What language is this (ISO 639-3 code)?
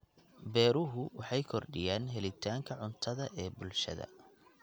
som